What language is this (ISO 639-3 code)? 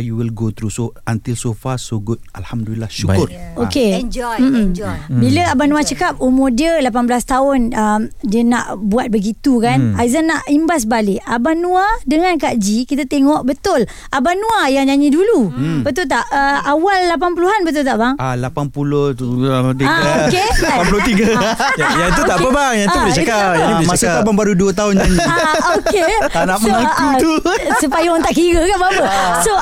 msa